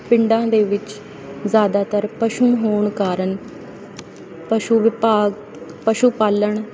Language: Punjabi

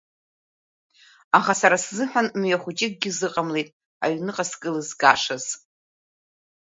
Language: Abkhazian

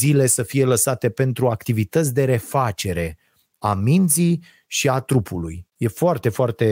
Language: Romanian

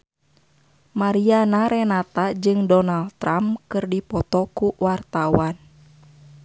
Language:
Sundanese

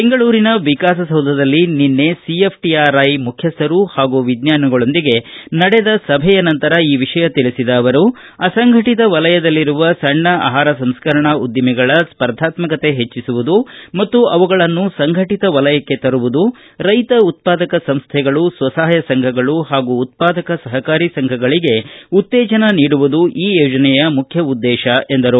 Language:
Kannada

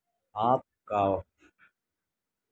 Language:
Urdu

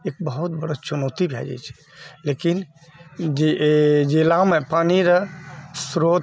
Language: Maithili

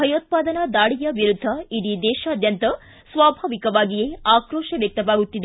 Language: Kannada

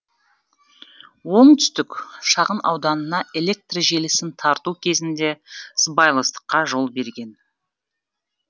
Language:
Kazakh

